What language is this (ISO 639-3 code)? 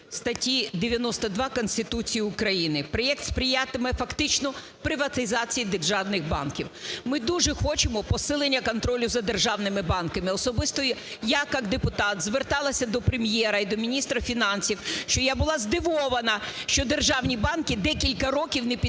ukr